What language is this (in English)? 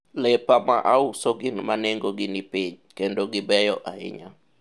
Luo (Kenya and Tanzania)